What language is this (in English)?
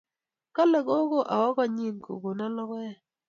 Kalenjin